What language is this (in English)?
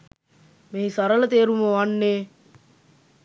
Sinhala